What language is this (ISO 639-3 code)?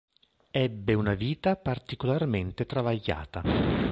ita